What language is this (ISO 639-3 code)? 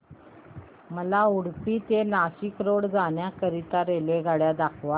mar